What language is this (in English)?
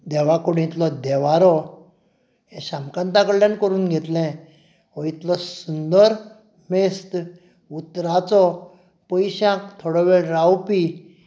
Konkani